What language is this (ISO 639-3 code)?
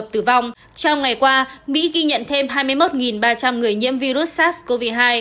vie